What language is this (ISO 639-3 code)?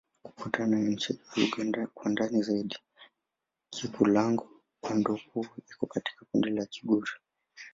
swa